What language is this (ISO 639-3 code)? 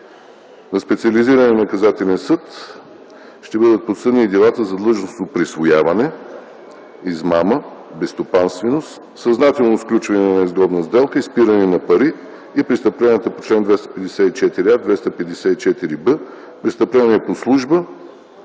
bul